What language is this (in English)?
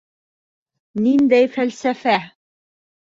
Bashkir